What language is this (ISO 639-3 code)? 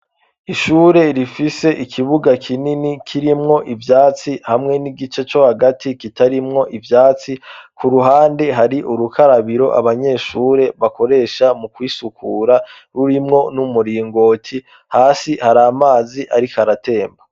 run